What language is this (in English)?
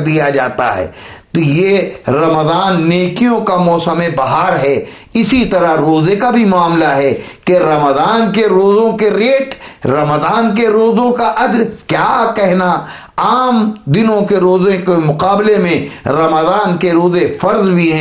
Urdu